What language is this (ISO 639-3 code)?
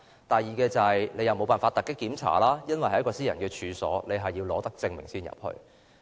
yue